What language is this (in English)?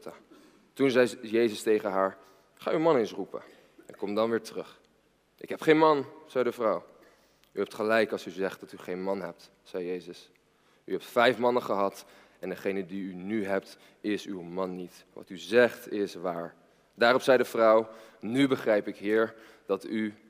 Dutch